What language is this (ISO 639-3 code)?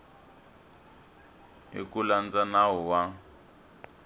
tso